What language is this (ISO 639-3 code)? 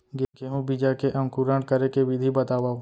hne